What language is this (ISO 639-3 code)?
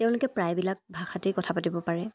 asm